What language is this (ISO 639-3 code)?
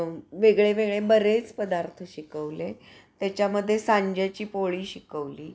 mar